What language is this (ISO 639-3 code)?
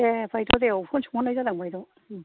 brx